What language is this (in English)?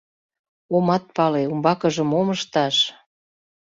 Mari